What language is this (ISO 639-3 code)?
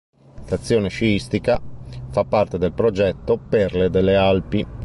ita